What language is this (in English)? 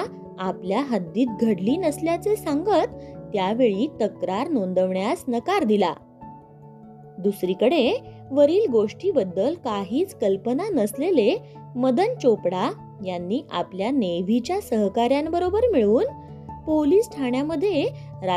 Marathi